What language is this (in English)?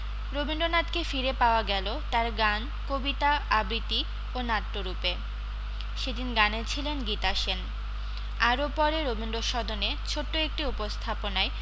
Bangla